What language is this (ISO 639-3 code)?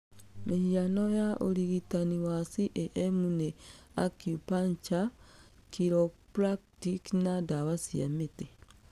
kik